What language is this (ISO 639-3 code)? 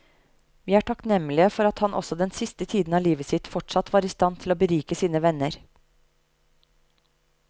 nor